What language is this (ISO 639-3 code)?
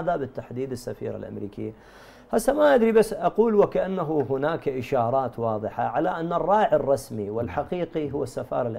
ara